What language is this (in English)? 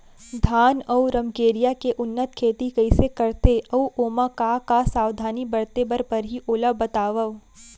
Chhattisgarhi